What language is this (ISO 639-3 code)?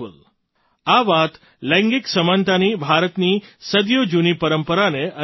guj